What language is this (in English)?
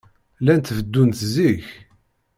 Kabyle